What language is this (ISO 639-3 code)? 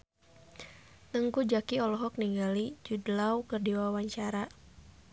sun